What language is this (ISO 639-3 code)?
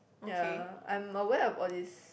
eng